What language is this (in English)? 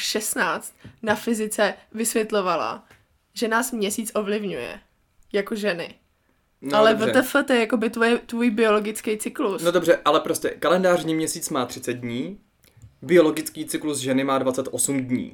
Czech